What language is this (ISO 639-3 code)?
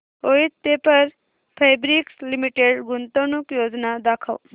mar